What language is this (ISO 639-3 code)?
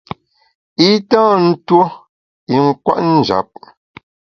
bax